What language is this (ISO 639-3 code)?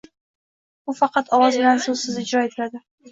uzb